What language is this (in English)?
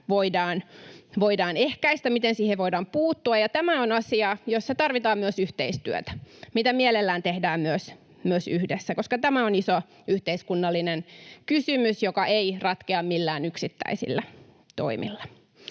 Finnish